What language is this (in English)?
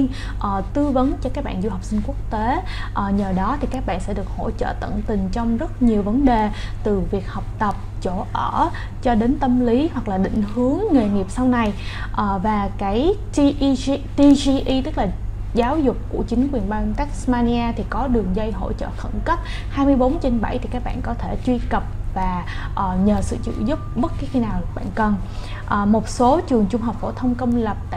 Vietnamese